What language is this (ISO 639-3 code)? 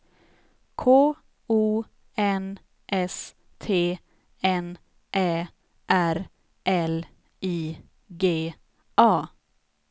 swe